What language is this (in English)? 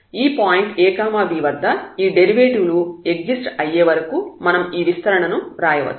Telugu